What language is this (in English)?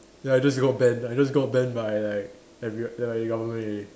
English